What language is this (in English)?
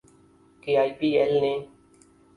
Urdu